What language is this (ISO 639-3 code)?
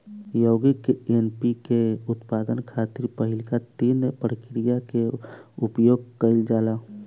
bho